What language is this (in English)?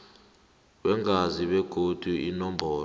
South Ndebele